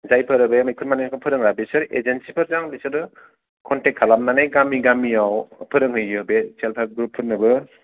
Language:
Bodo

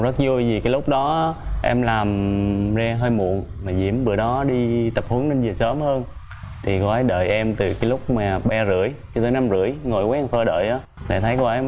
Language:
Vietnamese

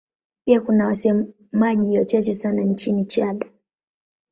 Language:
Swahili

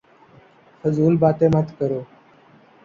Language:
Urdu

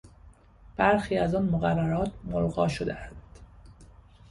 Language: Persian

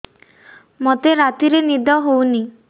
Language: Odia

